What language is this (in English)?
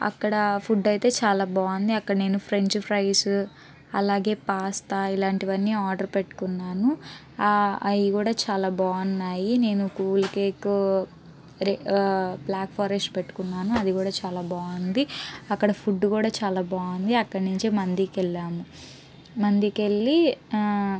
Telugu